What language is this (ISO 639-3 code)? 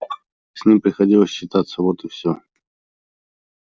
rus